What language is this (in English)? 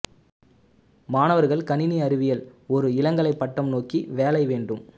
Tamil